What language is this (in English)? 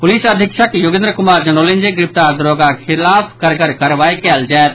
Maithili